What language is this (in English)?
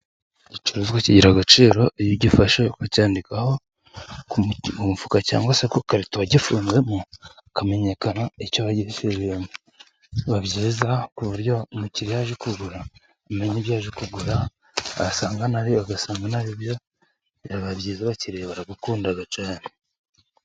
Kinyarwanda